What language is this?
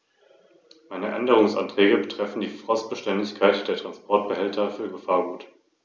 German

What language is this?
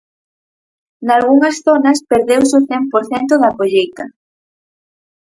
Galician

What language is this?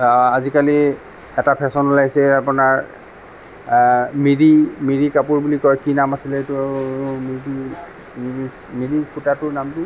Assamese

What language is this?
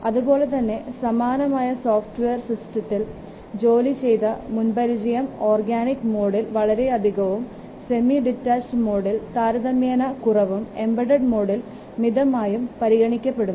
Malayalam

